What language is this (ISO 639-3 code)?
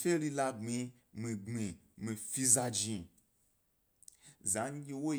gby